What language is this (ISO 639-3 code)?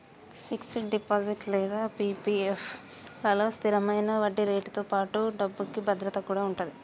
tel